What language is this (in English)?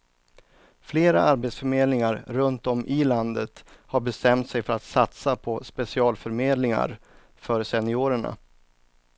Swedish